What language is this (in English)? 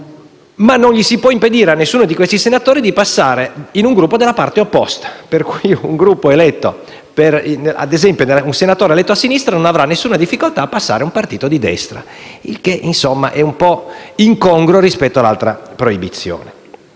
Italian